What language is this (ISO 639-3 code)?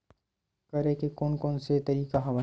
hne